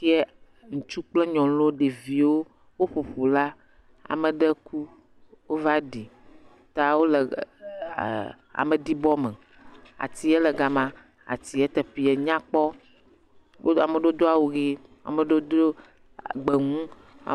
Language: Ewe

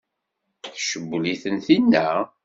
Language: Kabyle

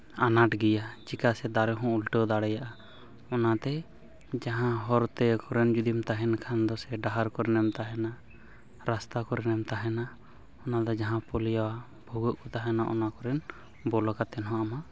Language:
Santali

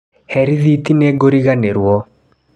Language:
Kikuyu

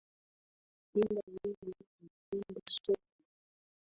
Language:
Swahili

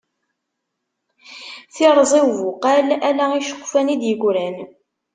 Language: Kabyle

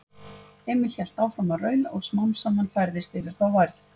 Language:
Icelandic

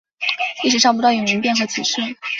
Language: Chinese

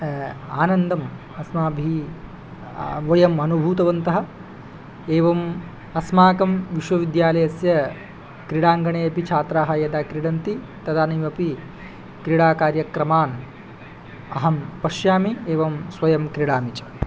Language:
Sanskrit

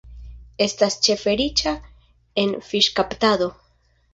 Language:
Esperanto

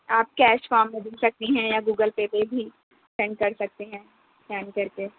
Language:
Urdu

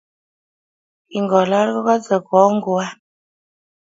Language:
Kalenjin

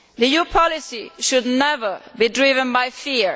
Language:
English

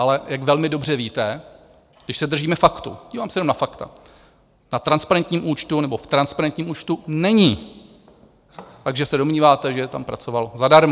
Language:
Czech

